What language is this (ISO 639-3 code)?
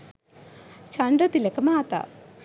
sin